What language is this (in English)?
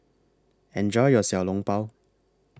English